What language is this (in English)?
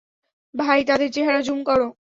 Bangla